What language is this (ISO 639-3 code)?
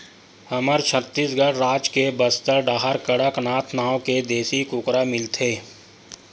hne